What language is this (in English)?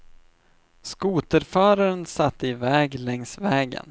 Swedish